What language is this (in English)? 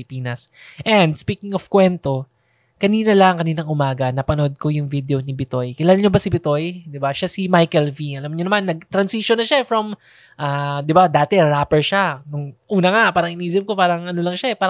Filipino